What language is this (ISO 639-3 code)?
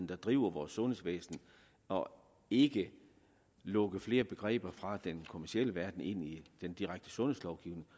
dan